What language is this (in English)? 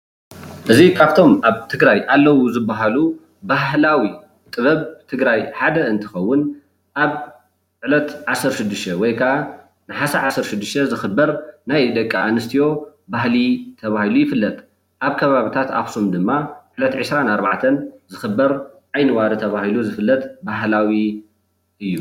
Tigrinya